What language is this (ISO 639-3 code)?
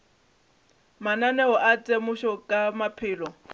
nso